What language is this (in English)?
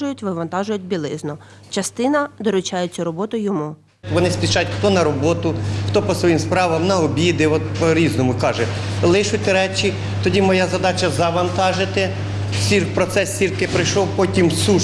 Ukrainian